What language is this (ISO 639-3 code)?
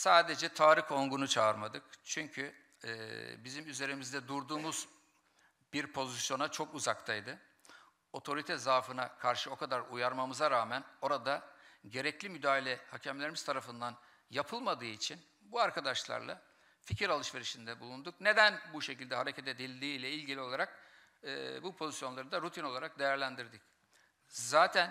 tur